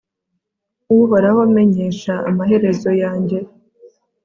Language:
Kinyarwanda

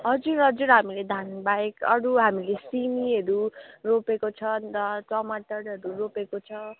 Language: Nepali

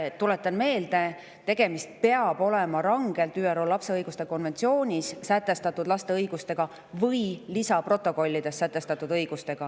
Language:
Estonian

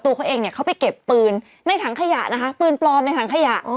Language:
Thai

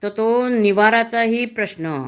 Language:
Marathi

